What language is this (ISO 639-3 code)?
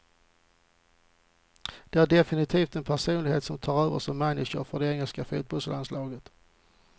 swe